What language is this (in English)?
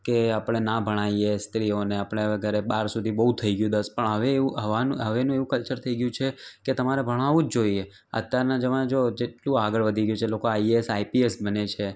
Gujarati